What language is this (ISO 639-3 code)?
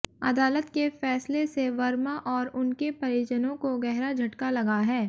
hin